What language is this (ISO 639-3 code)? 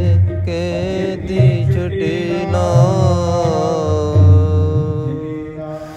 pan